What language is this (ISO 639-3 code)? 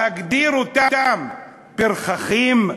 heb